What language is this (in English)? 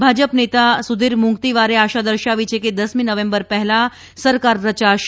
Gujarati